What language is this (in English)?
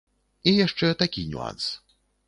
Belarusian